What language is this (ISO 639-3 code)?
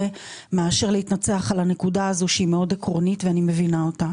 heb